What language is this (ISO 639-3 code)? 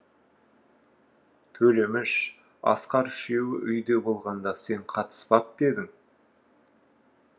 kaz